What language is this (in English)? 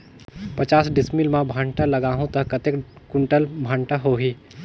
Chhattisgarhi